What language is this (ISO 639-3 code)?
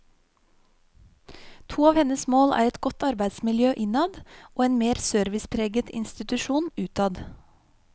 nor